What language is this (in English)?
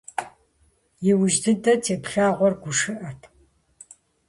Kabardian